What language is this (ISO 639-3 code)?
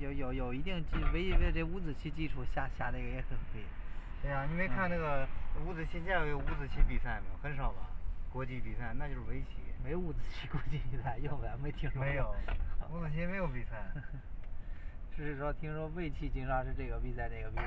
zho